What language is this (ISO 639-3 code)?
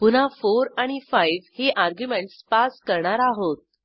mar